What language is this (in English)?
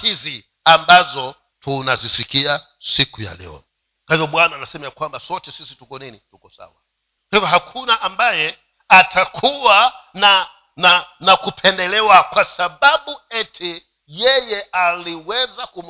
Swahili